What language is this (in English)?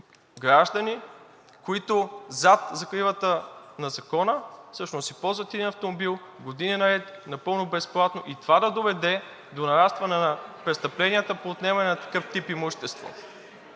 Bulgarian